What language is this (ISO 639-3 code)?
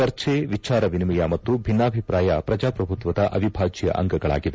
kan